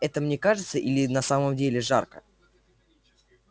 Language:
Russian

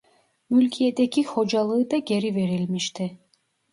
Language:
Turkish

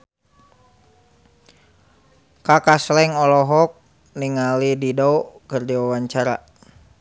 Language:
Sundanese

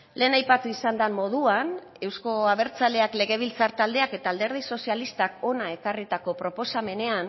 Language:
Basque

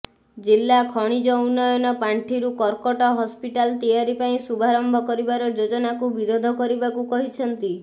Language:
Odia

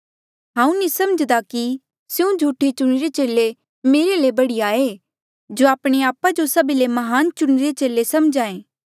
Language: Mandeali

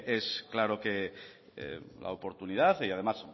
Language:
Spanish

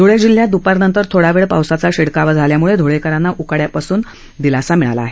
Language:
Marathi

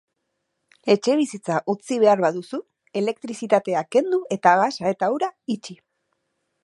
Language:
Basque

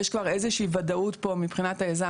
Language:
Hebrew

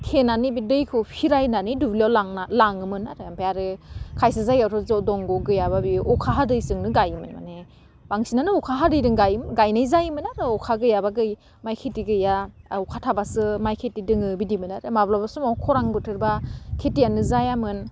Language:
Bodo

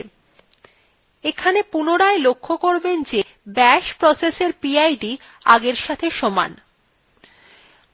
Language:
Bangla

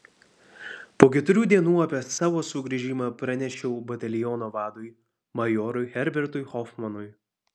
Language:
Lithuanian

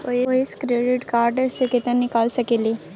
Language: Maithili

